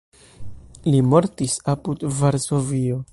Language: Esperanto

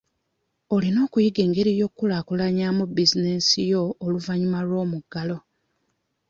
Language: Ganda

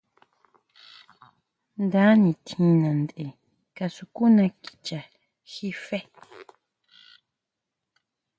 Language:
Huautla Mazatec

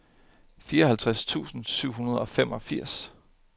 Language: Danish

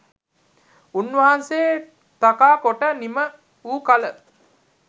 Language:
Sinhala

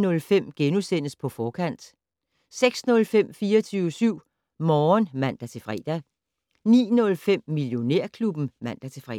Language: Danish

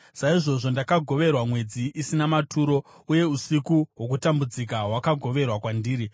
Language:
Shona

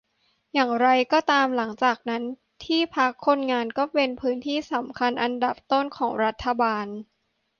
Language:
Thai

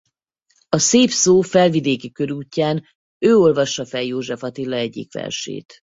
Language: Hungarian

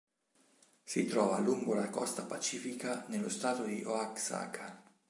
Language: Italian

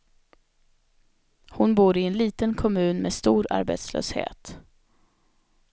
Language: Swedish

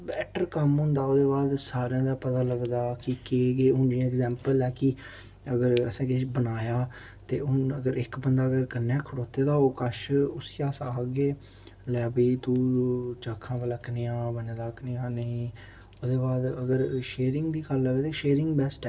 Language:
Dogri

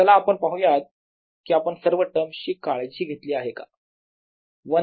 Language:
Marathi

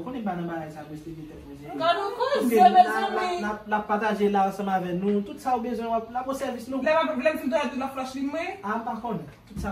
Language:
French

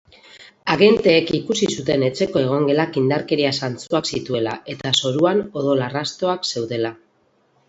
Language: Basque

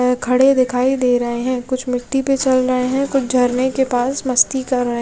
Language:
Hindi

